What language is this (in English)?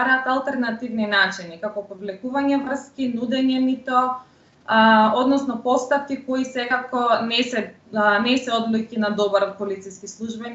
Macedonian